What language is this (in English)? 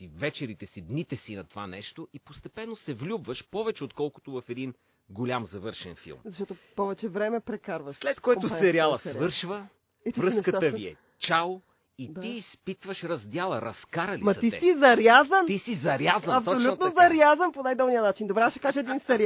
Bulgarian